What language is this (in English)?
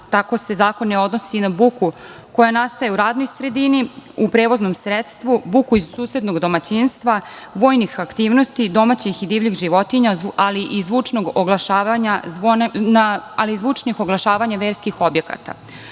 Serbian